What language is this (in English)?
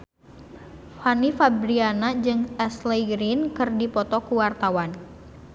Sundanese